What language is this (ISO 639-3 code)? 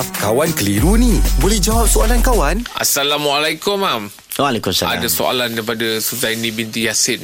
msa